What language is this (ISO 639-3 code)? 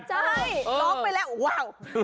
tha